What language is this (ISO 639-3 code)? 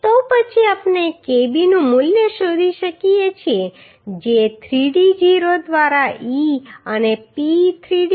guj